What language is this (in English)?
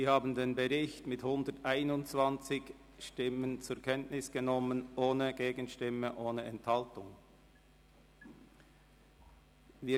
Swiss German